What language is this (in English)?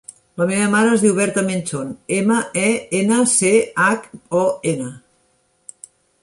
Catalan